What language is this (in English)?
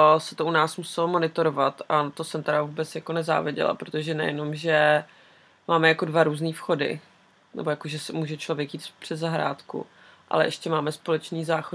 Czech